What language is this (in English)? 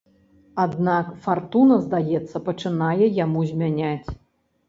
Belarusian